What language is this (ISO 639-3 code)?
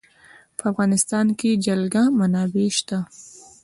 pus